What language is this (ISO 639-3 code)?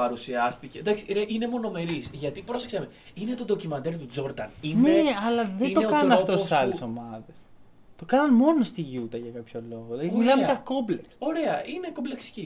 ell